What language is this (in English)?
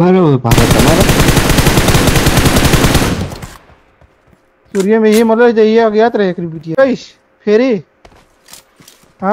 Arabic